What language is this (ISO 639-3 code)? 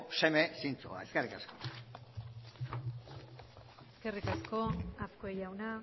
eus